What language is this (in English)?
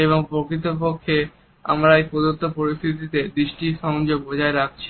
Bangla